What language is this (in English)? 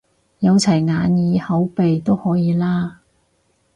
Cantonese